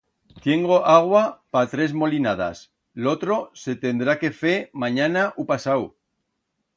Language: Aragonese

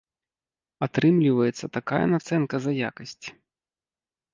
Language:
Belarusian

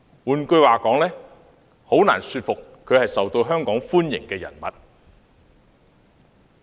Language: Cantonese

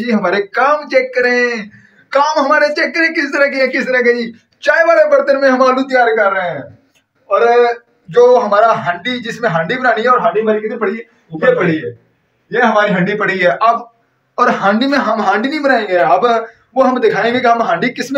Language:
Hindi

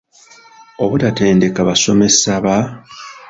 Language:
Ganda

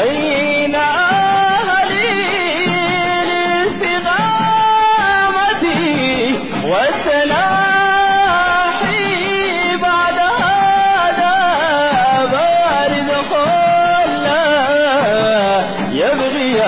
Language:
Arabic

